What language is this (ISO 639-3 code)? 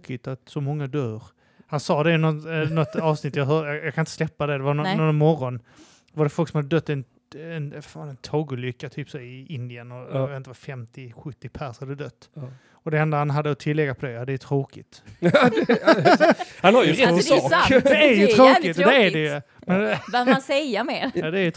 swe